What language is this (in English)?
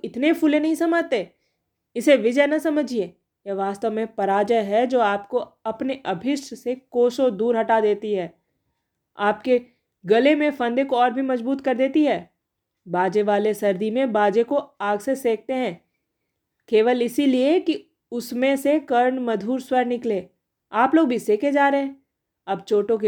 Hindi